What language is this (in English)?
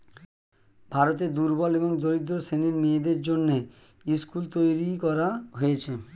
Bangla